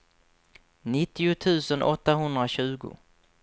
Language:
Swedish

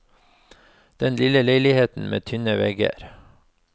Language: Norwegian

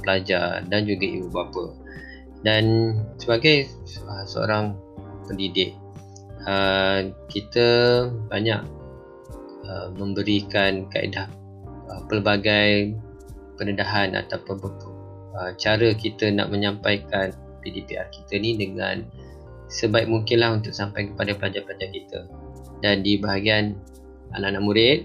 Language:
Malay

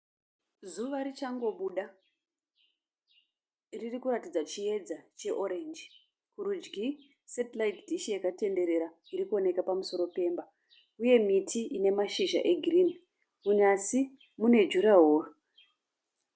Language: Shona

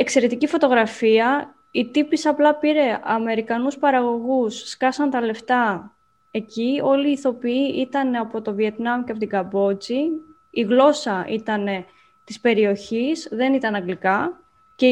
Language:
Greek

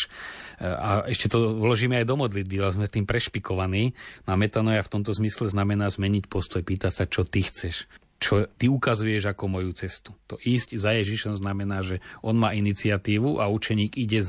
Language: Slovak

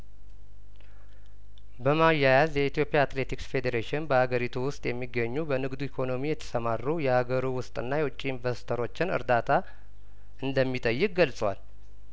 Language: Amharic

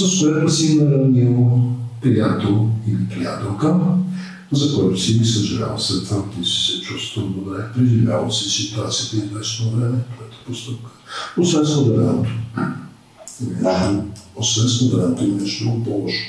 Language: Bulgarian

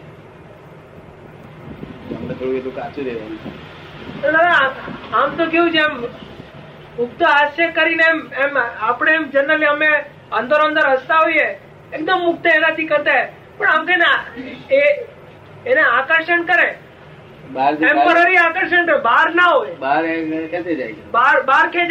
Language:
Gujarati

